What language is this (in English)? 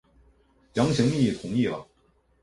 Chinese